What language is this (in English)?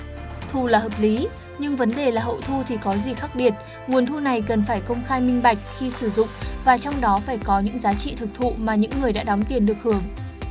Vietnamese